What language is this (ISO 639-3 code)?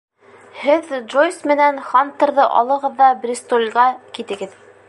bak